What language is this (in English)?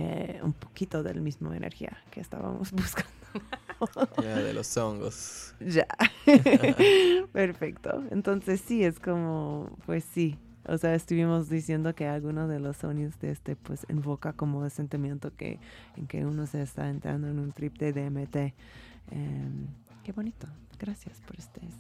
Spanish